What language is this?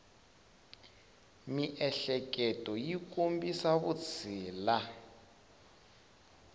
Tsonga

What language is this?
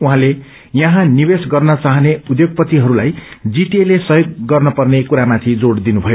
Nepali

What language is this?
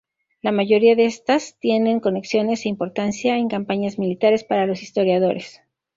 Spanish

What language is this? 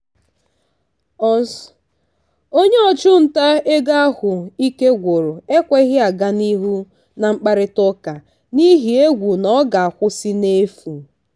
Igbo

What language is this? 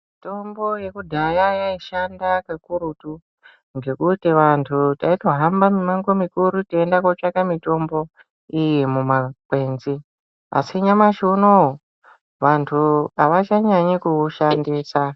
Ndau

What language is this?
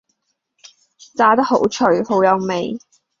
Cantonese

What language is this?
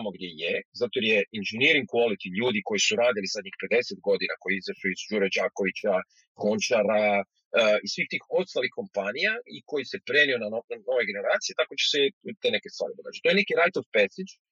Croatian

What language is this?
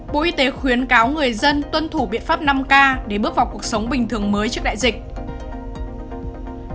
Vietnamese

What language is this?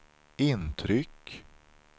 Swedish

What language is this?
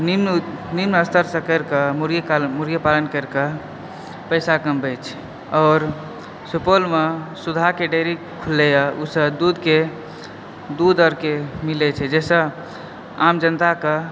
Maithili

